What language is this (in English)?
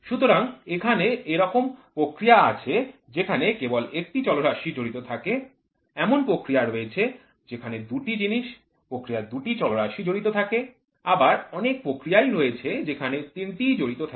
Bangla